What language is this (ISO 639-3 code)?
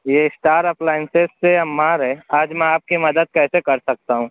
urd